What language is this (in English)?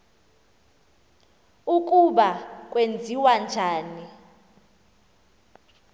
Xhosa